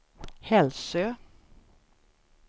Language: Swedish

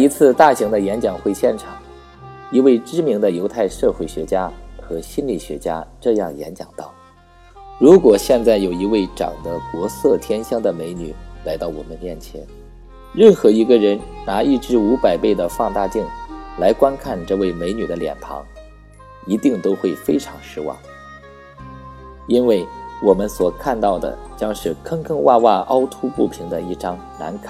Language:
Chinese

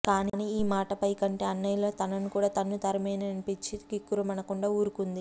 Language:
Telugu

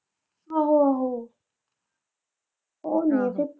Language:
Punjabi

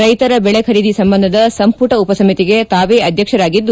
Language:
Kannada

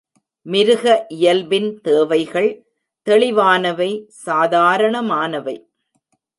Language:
Tamil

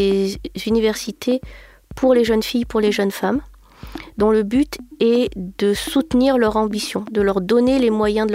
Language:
French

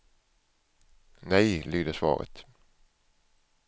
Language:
Swedish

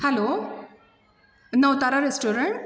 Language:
Konkani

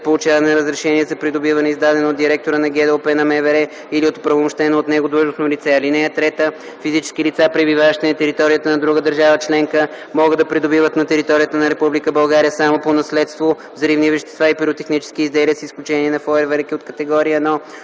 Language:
Bulgarian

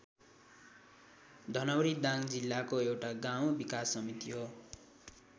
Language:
Nepali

